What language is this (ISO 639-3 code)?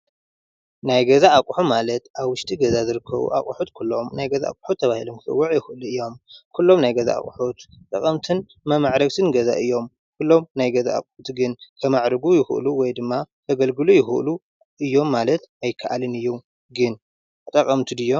tir